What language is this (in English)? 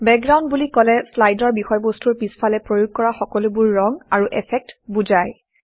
Assamese